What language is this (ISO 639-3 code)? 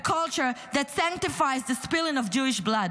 heb